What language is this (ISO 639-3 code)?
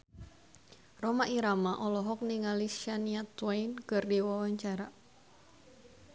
sun